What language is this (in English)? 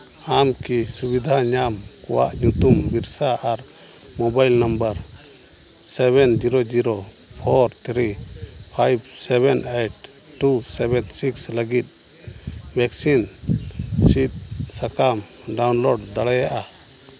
Santali